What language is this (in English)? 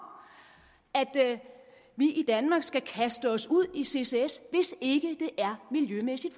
Danish